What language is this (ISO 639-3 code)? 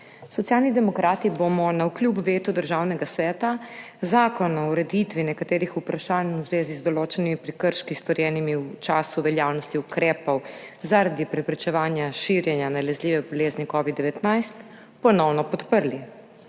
slv